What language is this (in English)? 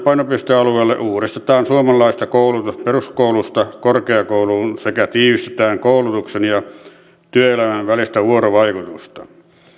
Finnish